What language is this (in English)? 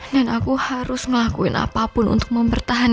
Indonesian